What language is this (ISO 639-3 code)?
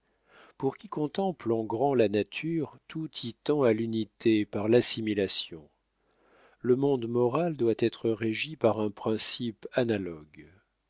fra